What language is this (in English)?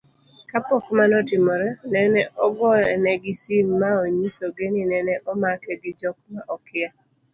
Luo (Kenya and Tanzania)